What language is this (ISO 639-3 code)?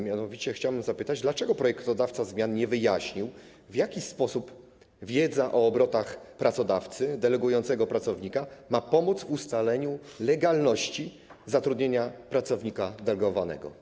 pol